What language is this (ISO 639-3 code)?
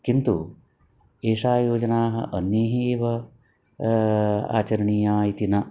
san